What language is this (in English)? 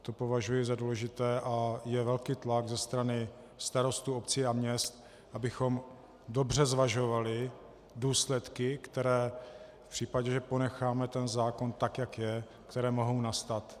Czech